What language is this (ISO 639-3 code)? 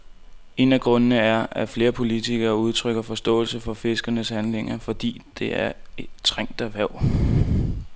dan